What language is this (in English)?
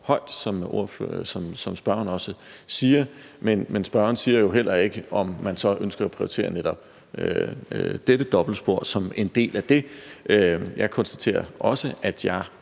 Danish